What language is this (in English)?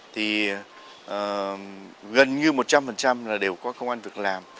Vietnamese